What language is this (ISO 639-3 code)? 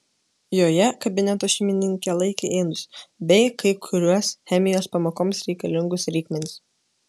lit